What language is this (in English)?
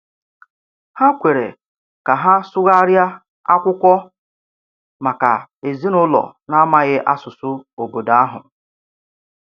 Igbo